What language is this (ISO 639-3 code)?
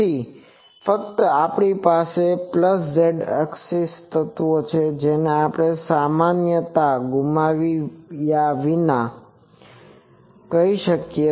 guj